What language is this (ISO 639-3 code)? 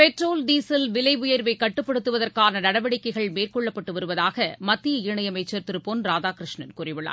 tam